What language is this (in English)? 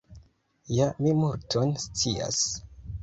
Esperanto